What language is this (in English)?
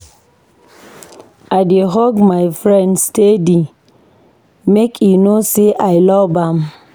Nigerian Pidgin